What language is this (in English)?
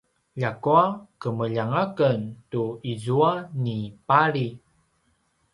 Paiwan